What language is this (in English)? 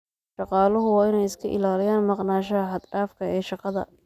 Somali